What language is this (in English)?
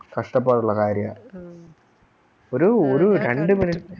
Malayalam